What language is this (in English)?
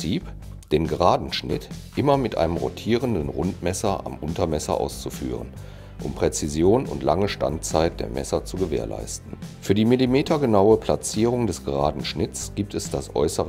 German